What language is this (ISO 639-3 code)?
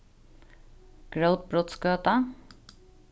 fao